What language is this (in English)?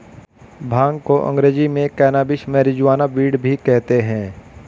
Hindi